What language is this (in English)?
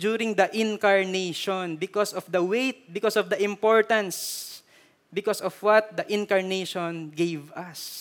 Filipino